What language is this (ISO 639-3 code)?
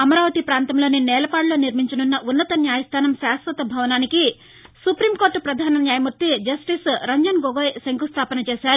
tel